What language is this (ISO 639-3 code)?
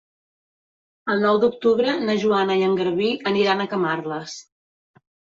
cat